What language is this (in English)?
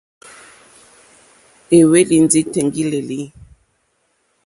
Mokpwe